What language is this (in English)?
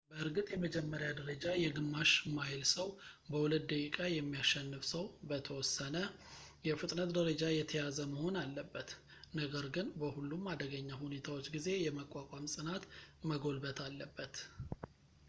Amharic